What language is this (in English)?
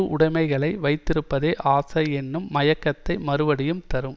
Tamil